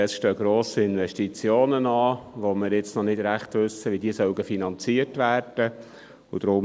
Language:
Swiss German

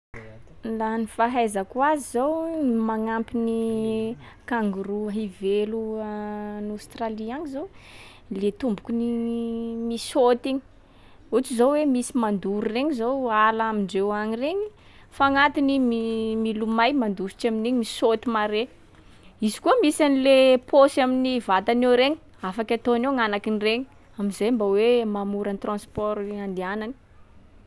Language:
Sakalava Malagasy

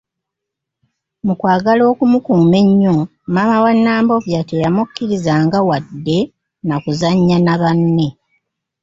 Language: Ganda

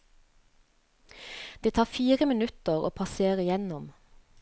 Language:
Norwegian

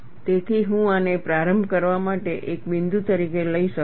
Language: Gujarati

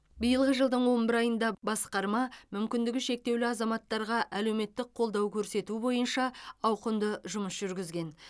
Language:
Kazakh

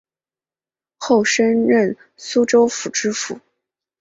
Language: Chinese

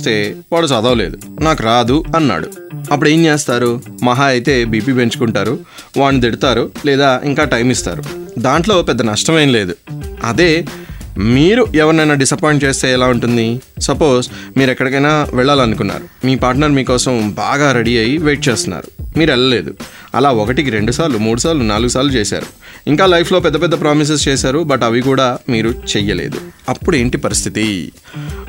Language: Telugu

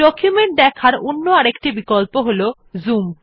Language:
Bangla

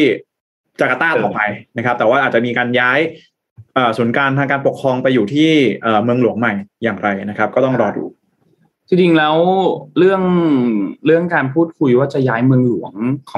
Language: Thai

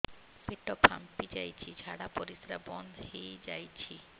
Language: Odia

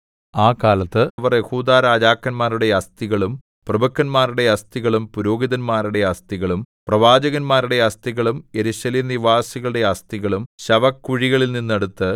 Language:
Malayalam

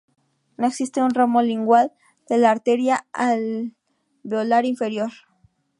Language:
Spanish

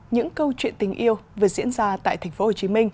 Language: Vietnamese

